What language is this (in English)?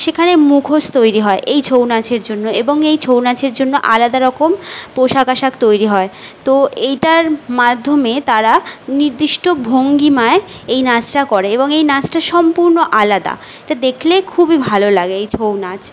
Bangla